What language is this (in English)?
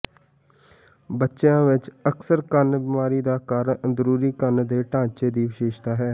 Punjabi